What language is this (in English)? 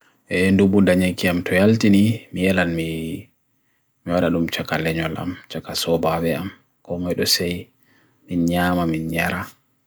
Bagirmi Fulfulde